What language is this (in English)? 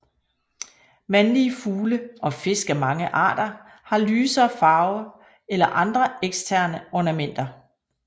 Danish